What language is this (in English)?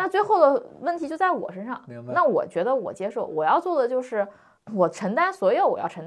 Chinese